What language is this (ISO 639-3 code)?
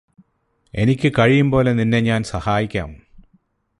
mal